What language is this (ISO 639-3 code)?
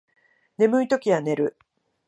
jpn